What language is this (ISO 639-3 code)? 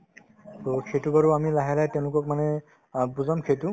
asm